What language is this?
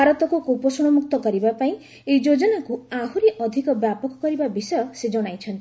Odia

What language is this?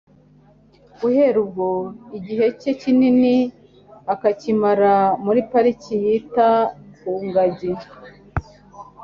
Kinyarwanda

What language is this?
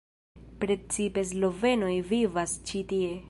Esperanto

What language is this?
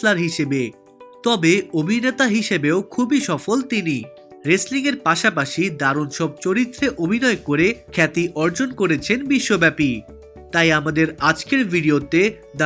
Bangla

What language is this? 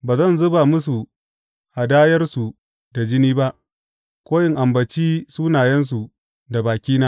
Hausa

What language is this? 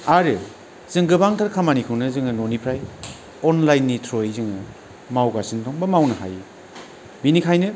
Bodo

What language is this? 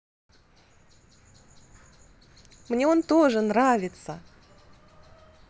Russian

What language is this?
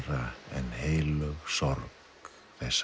Icelandic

